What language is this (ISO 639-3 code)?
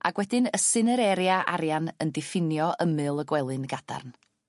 cym